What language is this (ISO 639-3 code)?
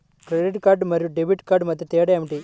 tel